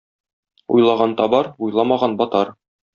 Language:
Tatar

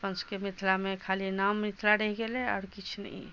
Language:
Maithili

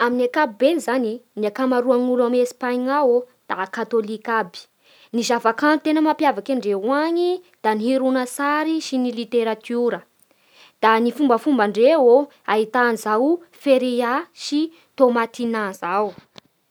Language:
Bara Malagasy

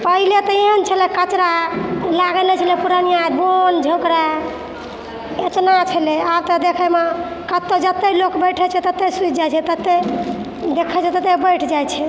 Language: Maithili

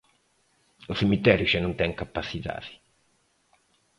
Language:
Galician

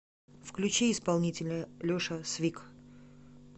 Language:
Russian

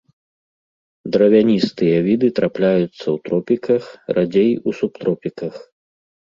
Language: Belarusian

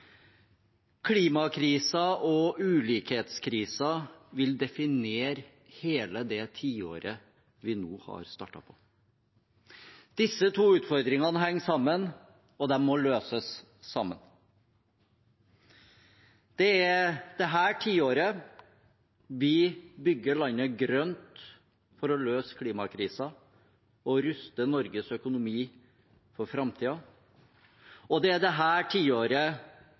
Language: Norwegian Bokmål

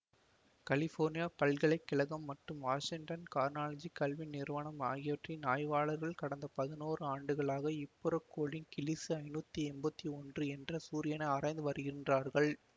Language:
Tamil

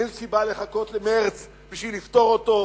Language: Hebrew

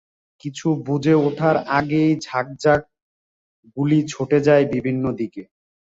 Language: Bangla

